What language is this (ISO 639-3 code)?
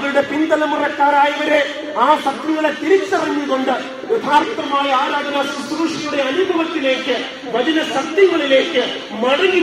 ara